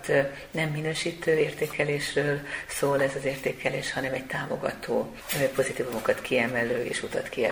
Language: Hungarian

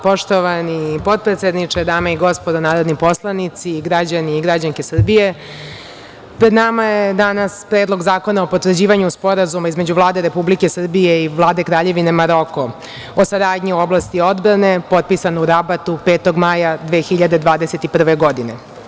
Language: Serbian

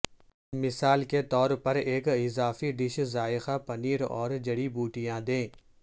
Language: Urdu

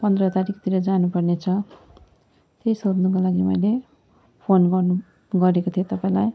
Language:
Nepali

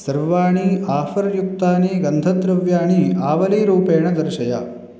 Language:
Sanskrit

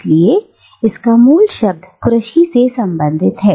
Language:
Hindi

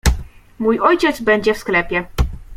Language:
Polish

